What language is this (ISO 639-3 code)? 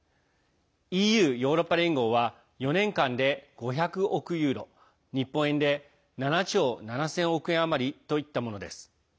jpn